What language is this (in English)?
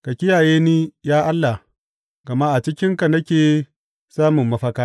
Hausa